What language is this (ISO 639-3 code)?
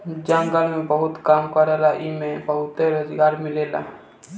bho